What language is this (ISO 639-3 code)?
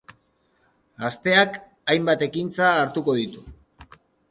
eus